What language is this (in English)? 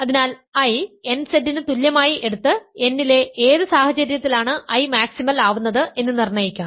Malayalam